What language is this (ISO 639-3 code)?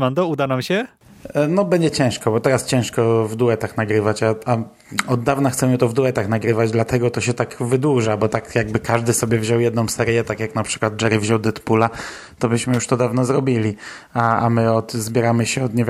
pol